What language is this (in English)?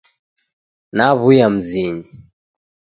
Taita